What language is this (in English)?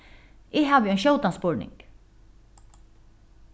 Faroese